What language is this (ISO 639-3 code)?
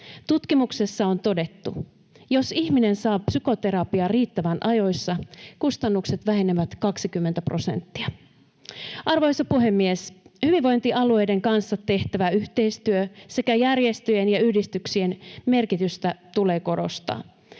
fin